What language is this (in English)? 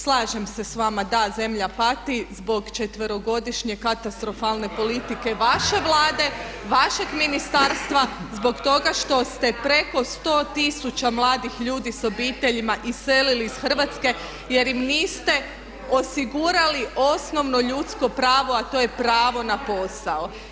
Croatian